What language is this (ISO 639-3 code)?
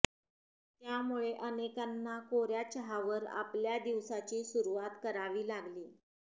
mar